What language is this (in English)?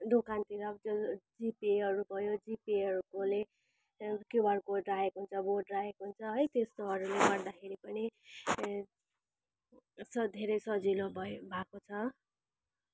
Nepali